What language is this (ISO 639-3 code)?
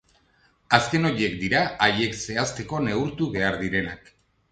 eus